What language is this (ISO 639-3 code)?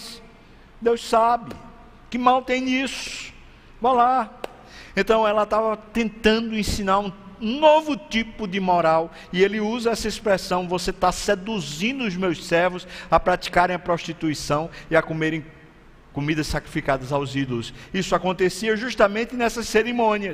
por